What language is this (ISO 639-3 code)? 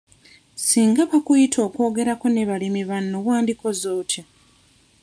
lug